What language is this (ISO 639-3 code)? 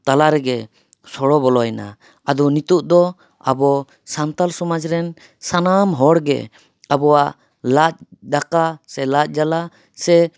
sat